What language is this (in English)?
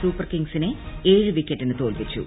Malayalam